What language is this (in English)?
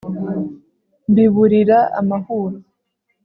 Kinyarwanda